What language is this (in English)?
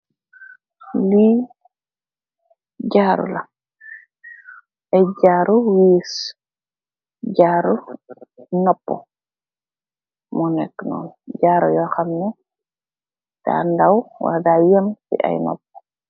Wolof